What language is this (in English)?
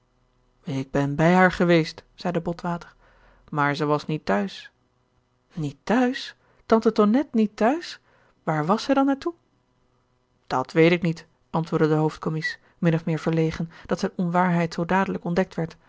Dutch